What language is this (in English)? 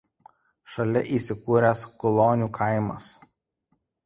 Lithuanian